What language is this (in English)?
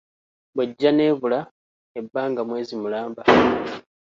Ganda